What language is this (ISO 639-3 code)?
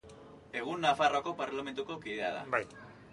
eus